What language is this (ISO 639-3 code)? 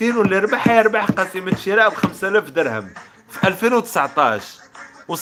ara